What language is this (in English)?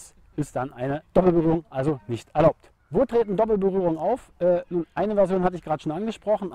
German